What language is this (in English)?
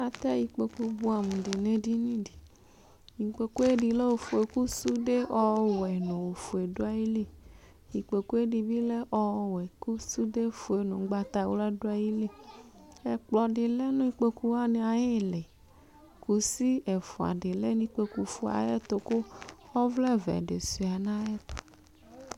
Ikposo